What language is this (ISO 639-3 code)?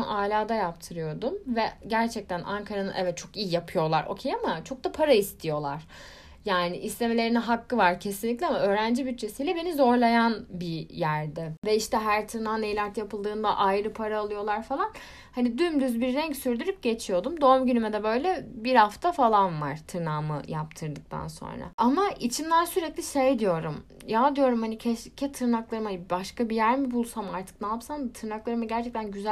tur